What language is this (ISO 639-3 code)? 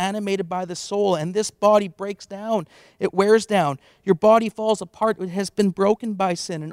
eng